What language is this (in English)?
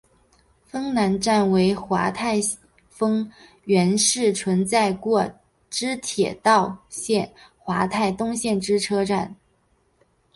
Chinese